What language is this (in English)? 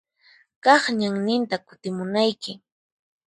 Puno Quechua